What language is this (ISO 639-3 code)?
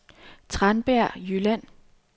dan